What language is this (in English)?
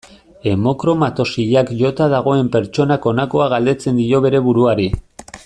Basque